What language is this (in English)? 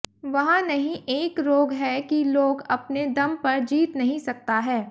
Hindi